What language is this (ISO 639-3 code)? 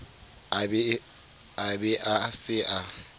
sot